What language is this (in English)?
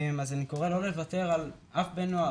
Hebrew